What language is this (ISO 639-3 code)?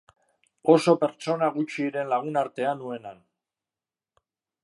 eus